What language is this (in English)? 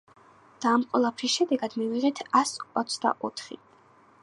Georgian